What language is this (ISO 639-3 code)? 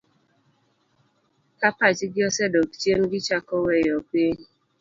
luo